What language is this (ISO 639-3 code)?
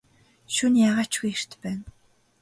mon